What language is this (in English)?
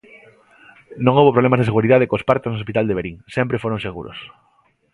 Galician